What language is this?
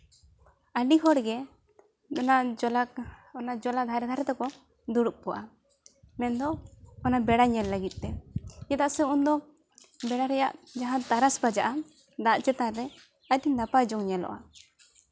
Santali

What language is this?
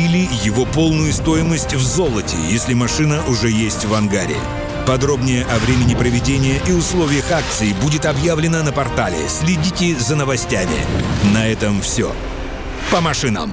Russian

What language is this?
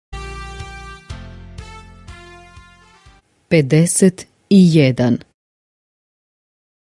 Norwegian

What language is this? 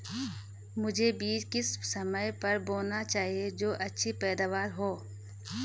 Hindi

